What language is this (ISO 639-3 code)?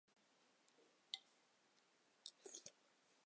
zho